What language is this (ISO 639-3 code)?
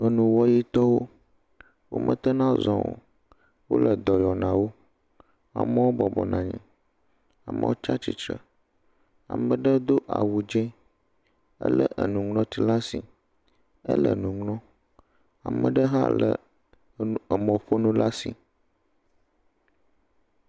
ewe